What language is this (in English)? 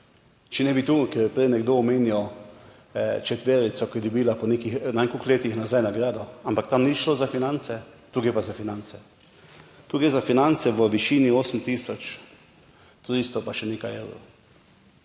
Slovenian